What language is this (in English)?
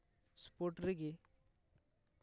Santali